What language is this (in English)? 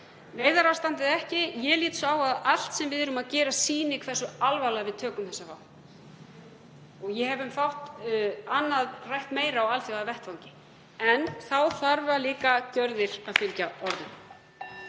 Icelandic